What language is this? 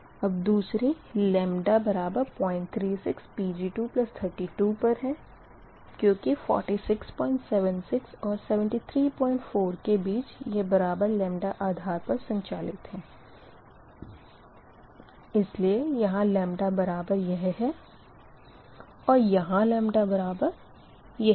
Hindi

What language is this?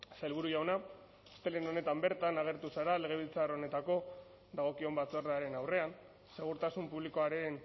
Basque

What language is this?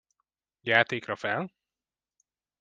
Hungarian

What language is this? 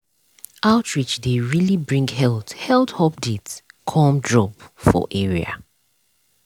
Nigerian Pidgin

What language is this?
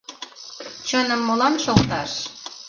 Mari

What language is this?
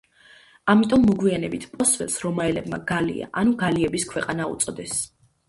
Georgian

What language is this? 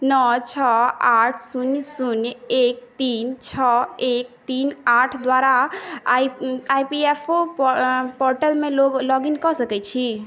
Maithili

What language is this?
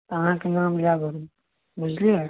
Maithili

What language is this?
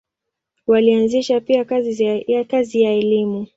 Swahili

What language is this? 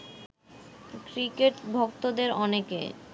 Bangla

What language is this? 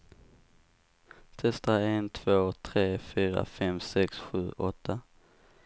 Swedish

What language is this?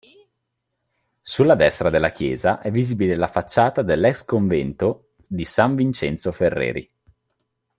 Italian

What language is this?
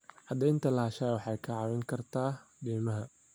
Somali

